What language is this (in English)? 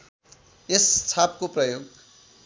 Nepali